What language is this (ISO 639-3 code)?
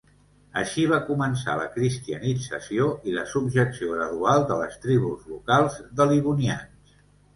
cat